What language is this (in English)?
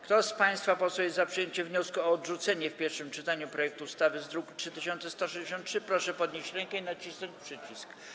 Polish